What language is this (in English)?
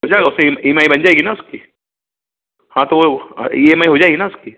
Hindi